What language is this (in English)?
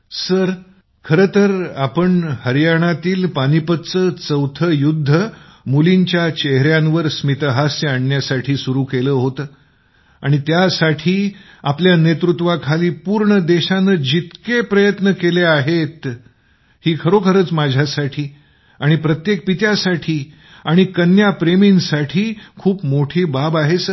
Marathi